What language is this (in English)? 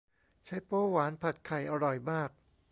Thai